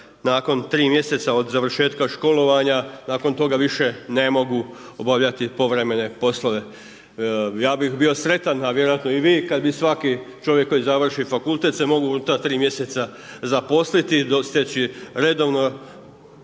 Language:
Croatian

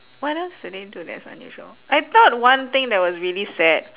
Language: English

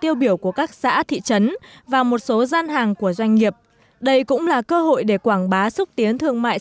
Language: Vietnamese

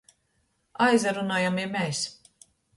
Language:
Latgalian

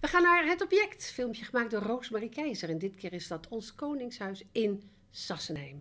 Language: Dutch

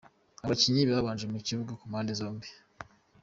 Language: Kinyarwanda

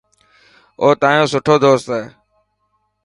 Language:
Dhatki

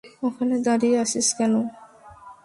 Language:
Bangla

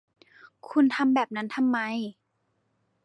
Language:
Thai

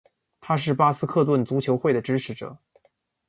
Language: Chinese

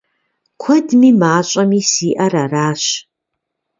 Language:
Kabardian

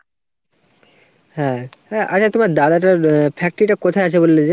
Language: Bangla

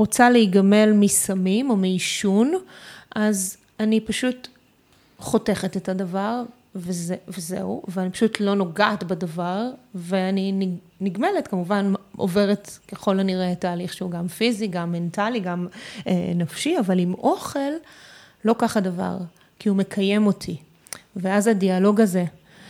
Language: Hebrew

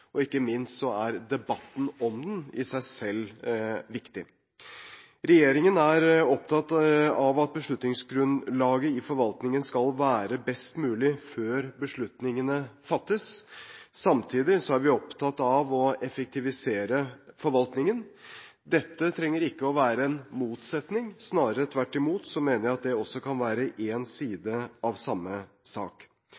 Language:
Norwegian Bokmål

